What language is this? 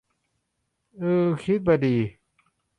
Thai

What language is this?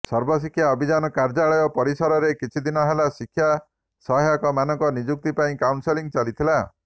Odia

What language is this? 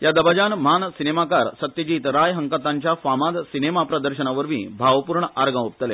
Konkani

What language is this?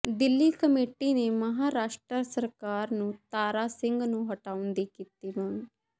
Punjabi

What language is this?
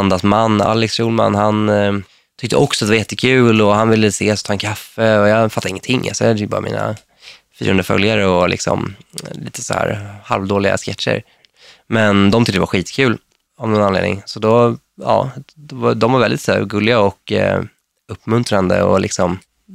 Swedish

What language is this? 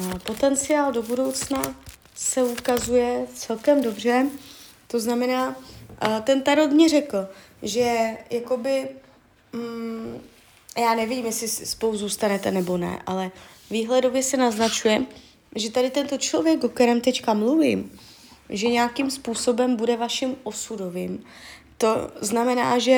Czech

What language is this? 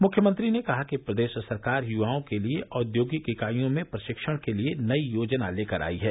Hindi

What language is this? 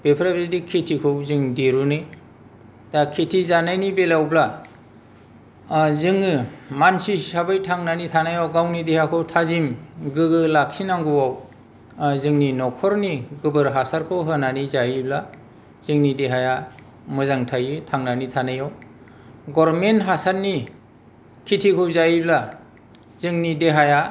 Bodo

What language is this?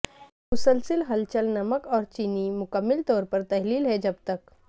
Urdu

